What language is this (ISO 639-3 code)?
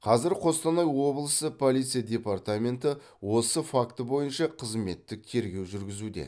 kaz